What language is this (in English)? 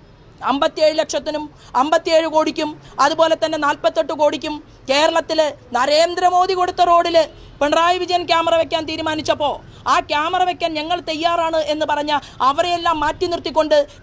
Malayalam